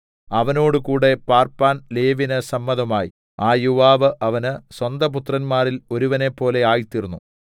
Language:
Malayalam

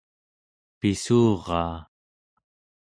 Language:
Central Yupik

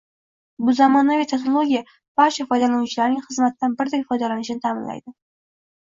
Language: Uzbek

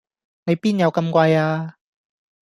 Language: Cantonese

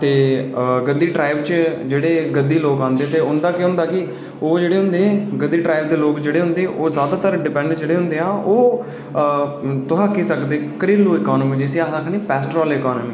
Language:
Dogri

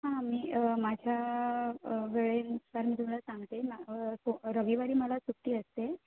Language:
Marathi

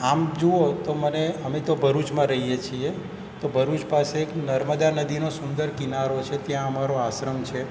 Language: Gujarati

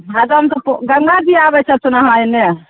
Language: Maithili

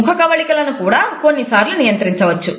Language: Telugu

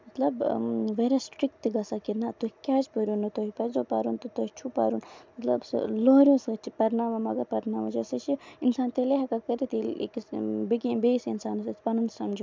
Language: Kashmiri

